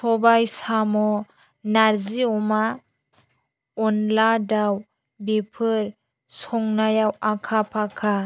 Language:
Bodo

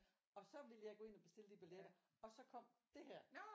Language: Danish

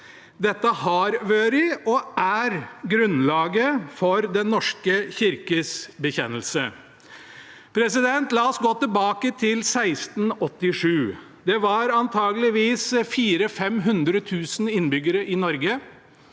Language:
Norwegian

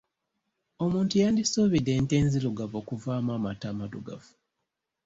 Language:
Ganda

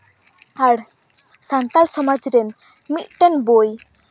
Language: Santali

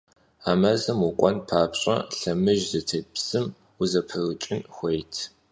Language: Kabardian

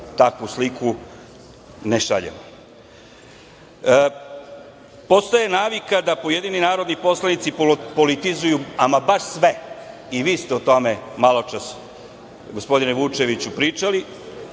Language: Serbian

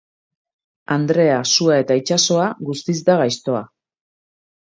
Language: Basque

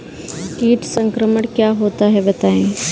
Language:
Hindi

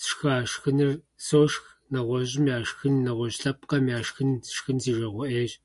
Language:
Kabardian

